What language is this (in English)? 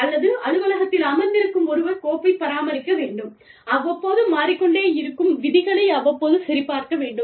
Tamil